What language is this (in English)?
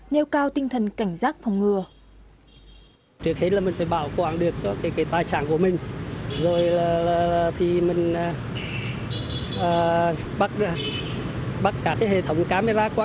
Vietnamese